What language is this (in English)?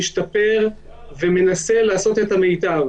Hebrew